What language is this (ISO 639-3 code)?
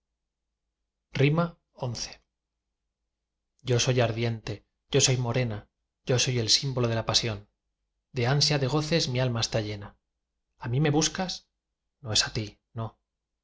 spa